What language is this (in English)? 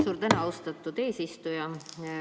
Estonian